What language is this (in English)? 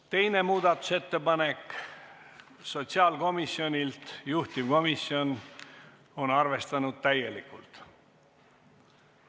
Estonian